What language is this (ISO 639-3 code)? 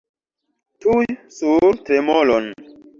epo